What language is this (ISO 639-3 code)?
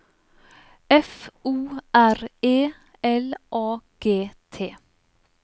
nor